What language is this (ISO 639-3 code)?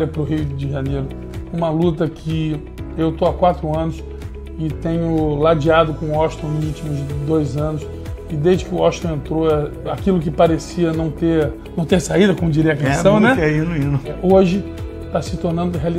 por